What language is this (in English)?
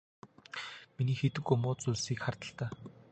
Mongolian